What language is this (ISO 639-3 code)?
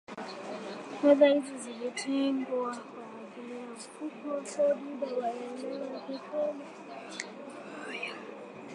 swa